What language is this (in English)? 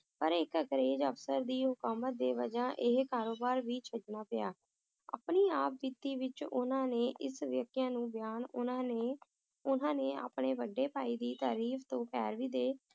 Punjabi